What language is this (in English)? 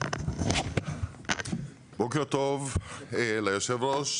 Hebrew